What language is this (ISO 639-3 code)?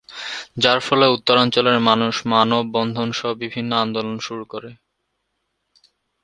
ben